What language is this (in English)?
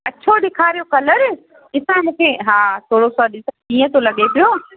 Sindhi